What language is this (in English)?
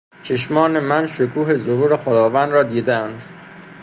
Persian